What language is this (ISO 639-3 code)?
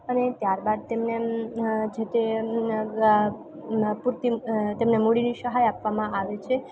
guj